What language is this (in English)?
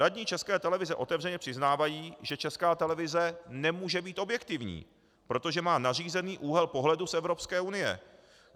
Czech